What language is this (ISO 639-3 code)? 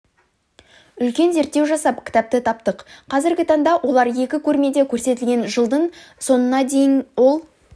kaz